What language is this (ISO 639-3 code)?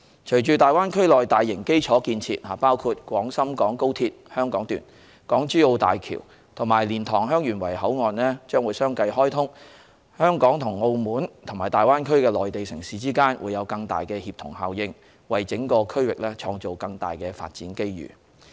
yue